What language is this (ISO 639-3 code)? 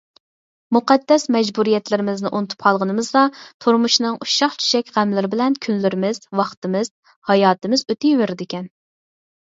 uig